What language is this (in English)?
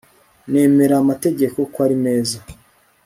Kinyarwanda